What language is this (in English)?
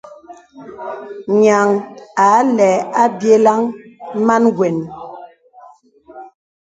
Bebele